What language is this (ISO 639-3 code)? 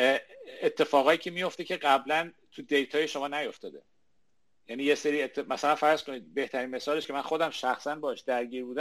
fas